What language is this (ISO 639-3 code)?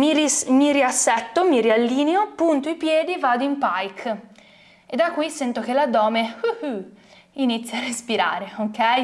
ita